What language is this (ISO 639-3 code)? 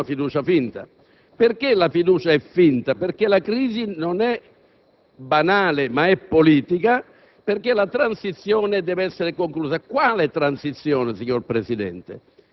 ita